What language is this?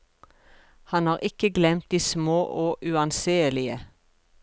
Norwegian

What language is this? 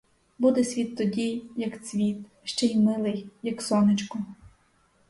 Ukrainian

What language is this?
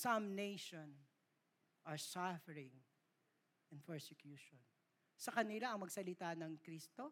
Filipino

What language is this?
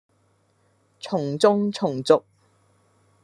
Cantonese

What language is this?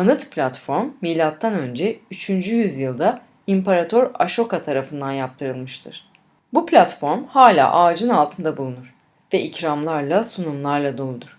Turkish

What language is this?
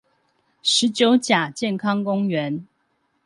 Chinese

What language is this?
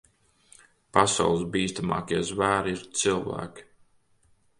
Latvian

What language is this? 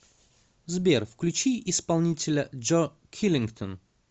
Russian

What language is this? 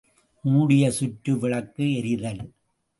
Tamil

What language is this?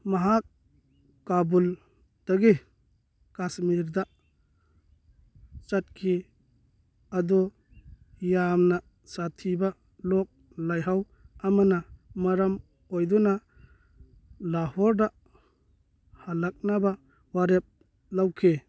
Manipuri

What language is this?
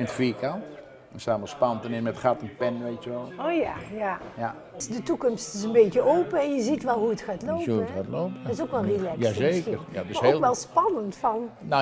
Dutch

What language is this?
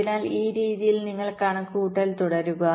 Malayalam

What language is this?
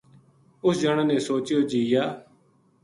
Gujari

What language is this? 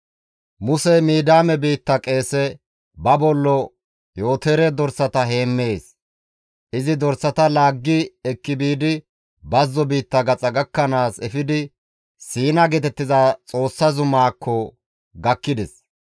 Gamo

